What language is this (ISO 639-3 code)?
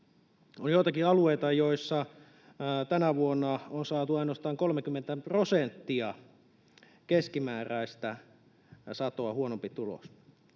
fin